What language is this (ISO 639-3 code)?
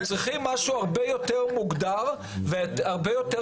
heb